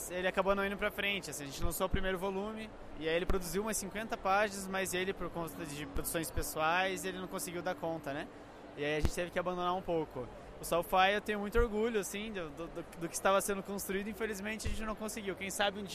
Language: Portuguese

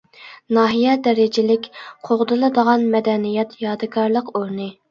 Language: Uyghur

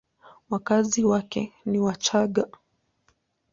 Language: Swahili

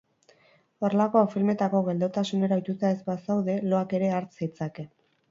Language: Basque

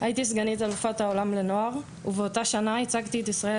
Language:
Hebrew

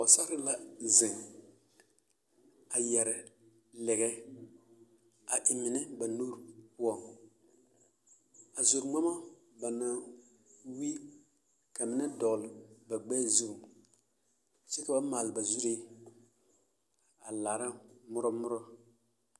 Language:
Southern Dagaare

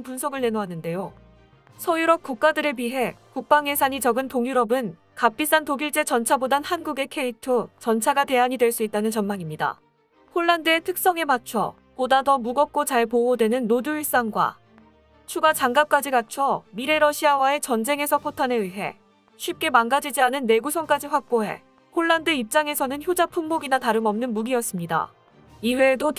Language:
Korean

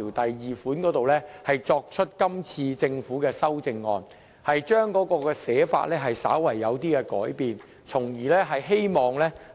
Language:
Cantonese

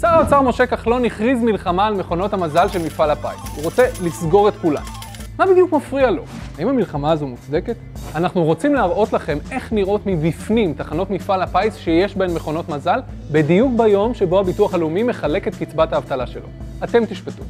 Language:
Hebrew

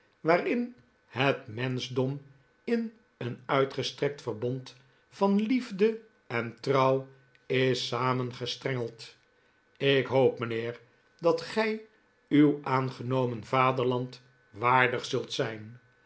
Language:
Dutch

